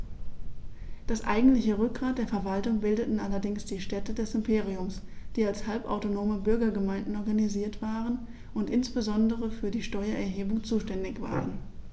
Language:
German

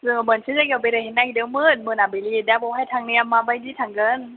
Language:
Bodo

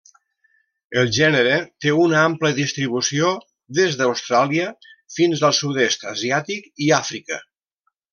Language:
Catalan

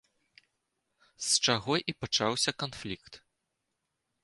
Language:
Belarusian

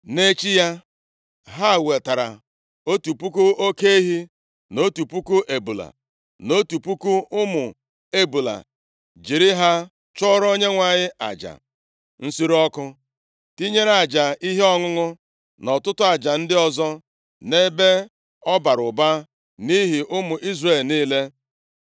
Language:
Igbo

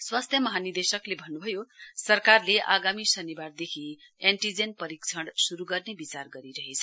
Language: Nepali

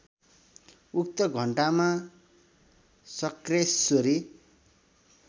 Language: Nepali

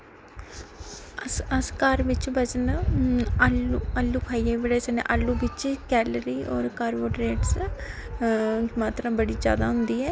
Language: Dogri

